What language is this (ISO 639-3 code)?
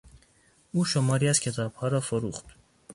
fas